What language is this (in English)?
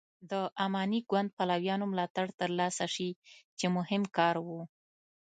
Pashto